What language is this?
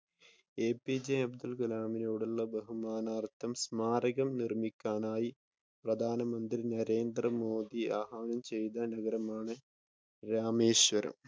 Malayalam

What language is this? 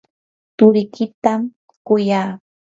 Yanahuanca Pasco Quechua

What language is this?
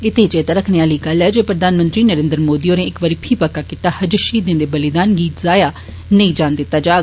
Dogri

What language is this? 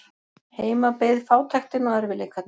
Icelandic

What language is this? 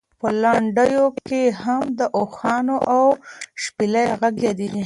Pashto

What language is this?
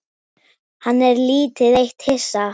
Icelandic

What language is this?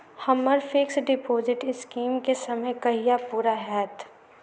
Maithili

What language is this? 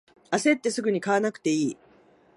Japanese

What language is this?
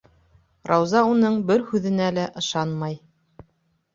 Bashkir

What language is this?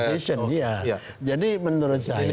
Indonesian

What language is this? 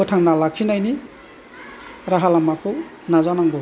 Bodo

